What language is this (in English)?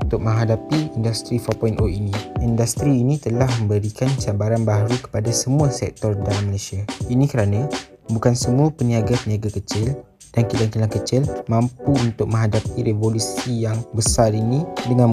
Malay